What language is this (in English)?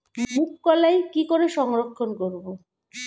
Bangla